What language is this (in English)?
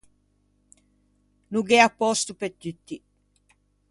Ligurian